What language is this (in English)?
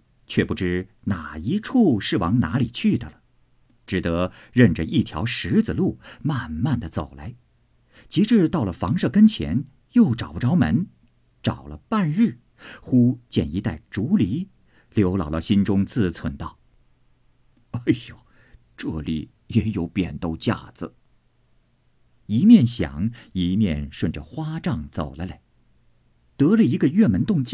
Chinese